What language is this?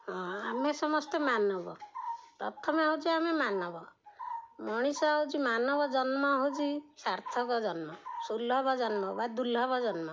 Odia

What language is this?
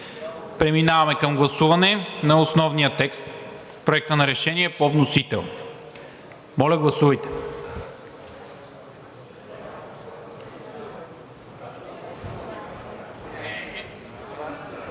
Bulgarian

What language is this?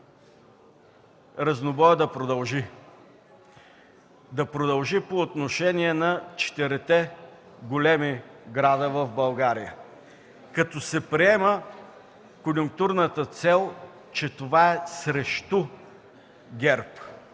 Bulgarian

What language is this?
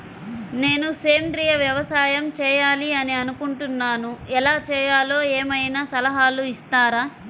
Telugu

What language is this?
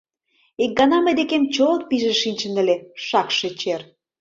Mari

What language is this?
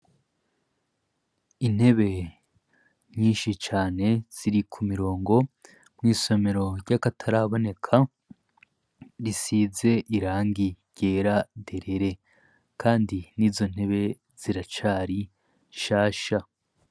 Rundi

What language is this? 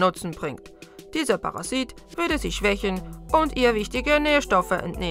German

